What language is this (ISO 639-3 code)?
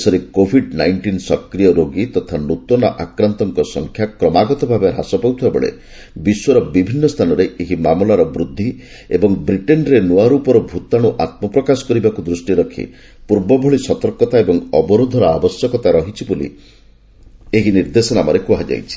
ori